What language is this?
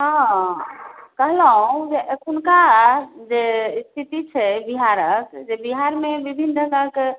Maithili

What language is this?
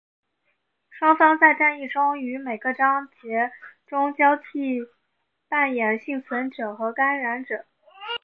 Chinese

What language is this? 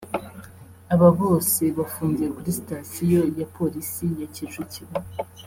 Kinyarwanda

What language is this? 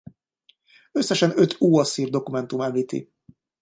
Hungarian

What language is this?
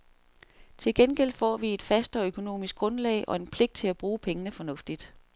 Danish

